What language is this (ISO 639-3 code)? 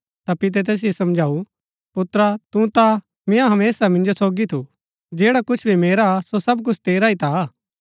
gbk